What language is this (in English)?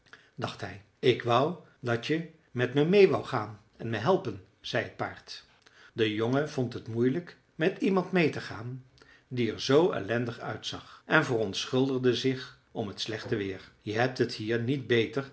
Dutch